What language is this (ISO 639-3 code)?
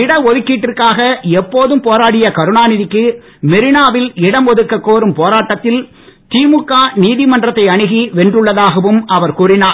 tam